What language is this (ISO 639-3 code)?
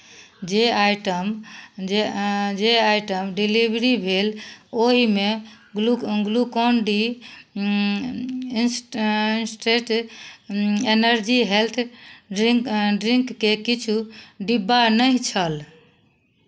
mai